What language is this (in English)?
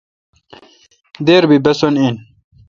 Kalkoti